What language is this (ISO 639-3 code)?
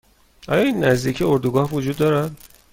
fas